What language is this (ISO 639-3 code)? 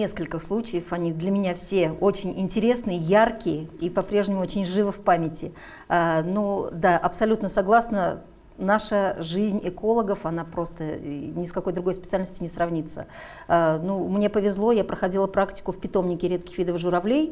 rus